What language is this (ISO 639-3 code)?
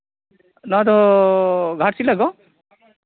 sat